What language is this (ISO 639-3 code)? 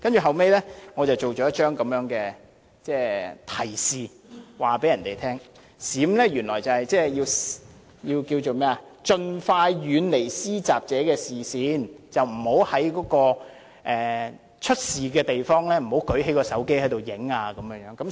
yue